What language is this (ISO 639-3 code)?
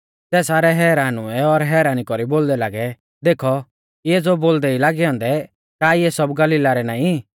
bfz